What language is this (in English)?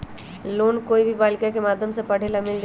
Magahi